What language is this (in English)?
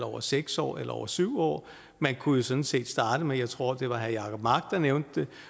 Danish